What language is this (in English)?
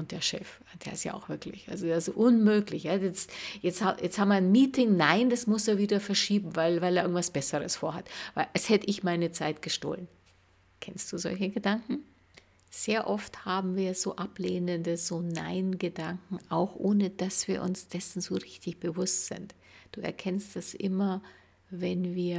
German